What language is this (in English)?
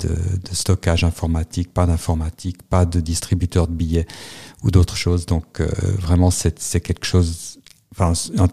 French